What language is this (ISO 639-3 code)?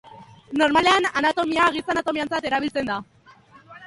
eus